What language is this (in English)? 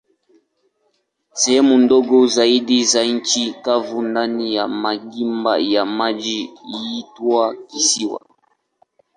Swahili